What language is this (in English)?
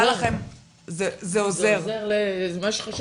Hebrew